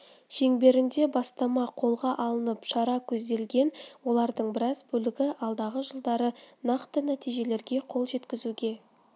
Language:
Kazakh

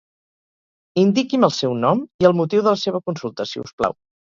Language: Catalan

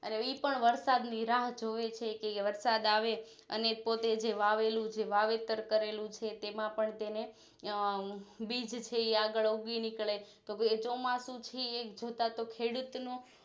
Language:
Gujarati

